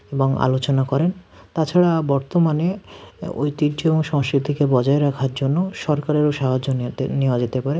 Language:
Bangla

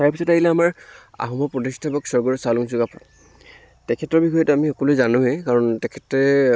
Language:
Assamese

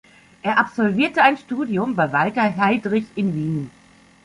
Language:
German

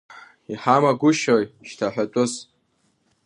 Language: Abkhazian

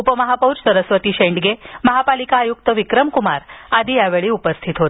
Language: Marathi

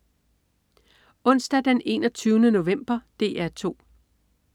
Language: Danish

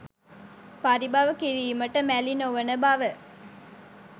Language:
Sinhala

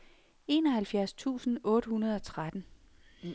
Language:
Danish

